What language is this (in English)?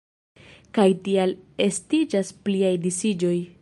Esperanto